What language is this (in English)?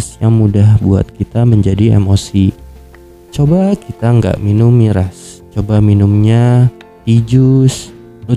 Indonesian